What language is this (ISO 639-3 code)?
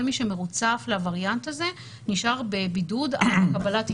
heb